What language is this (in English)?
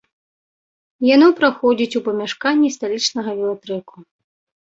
Belarusian